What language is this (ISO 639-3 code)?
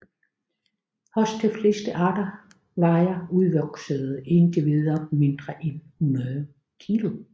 dan